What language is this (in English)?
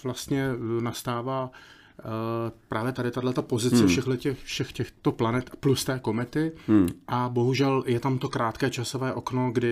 Czech